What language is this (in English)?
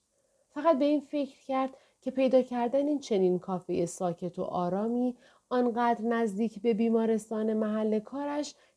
Persian